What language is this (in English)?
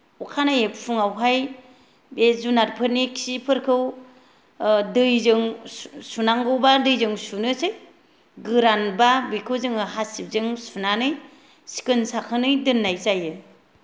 Bodo